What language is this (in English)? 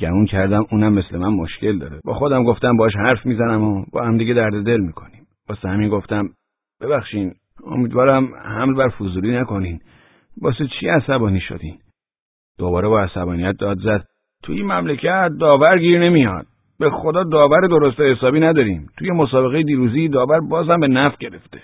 Persian